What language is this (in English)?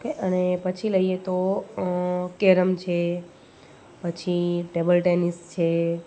Gujarati